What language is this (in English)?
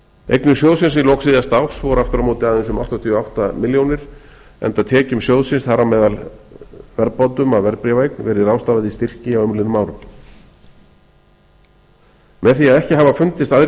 Icelandic